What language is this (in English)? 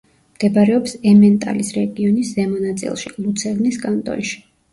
Georgian